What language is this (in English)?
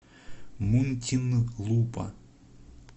Russian